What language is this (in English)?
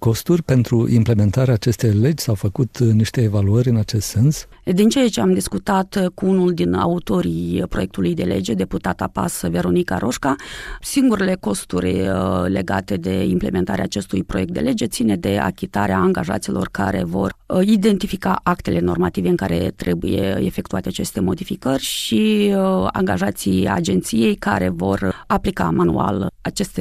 Romanian